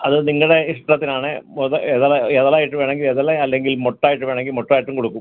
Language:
Malayalam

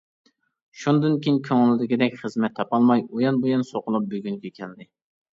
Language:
Uyghur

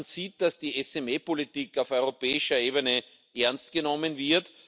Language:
German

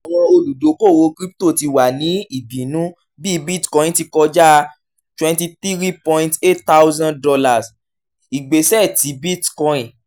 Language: Yoruba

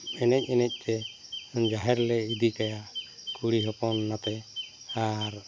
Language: Santali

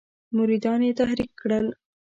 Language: Pashto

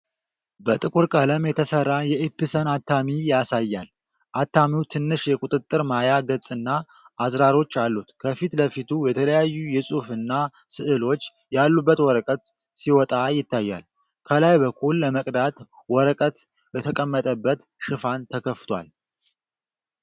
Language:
Amharic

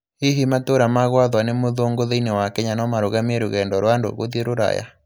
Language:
Kikuyu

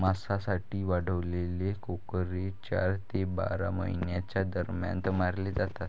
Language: Marathi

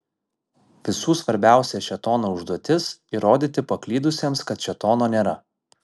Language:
Lithuanian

